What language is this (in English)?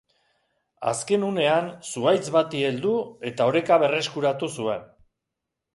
Basque